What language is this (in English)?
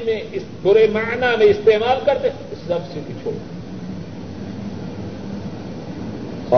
Urdu